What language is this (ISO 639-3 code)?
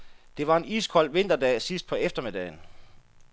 dan